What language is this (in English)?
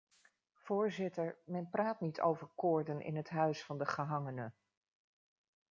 Dutch